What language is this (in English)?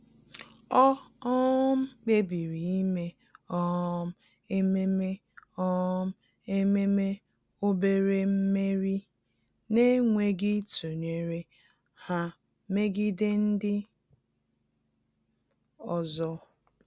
Igbo